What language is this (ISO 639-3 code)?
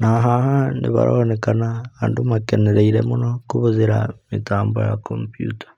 kik